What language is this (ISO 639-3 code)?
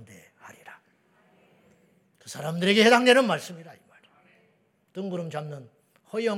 kor